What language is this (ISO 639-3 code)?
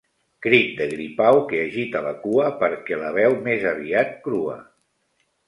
cat